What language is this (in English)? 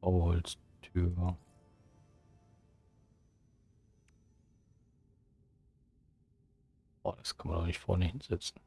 German